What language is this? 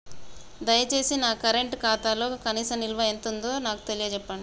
Telugu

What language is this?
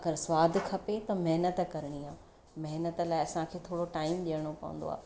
Sindhi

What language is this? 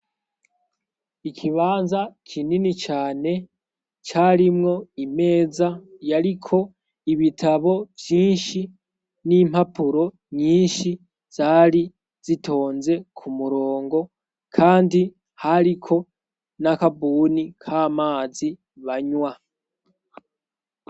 Rundi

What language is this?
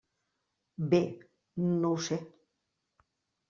Catalan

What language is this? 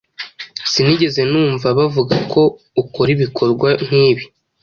Kinyarwanda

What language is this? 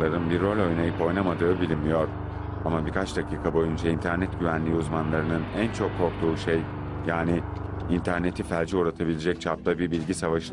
Turkish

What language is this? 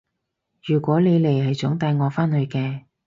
Cantonese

